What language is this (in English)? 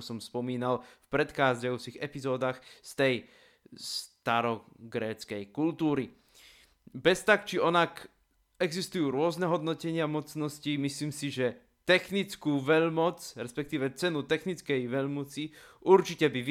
Slovak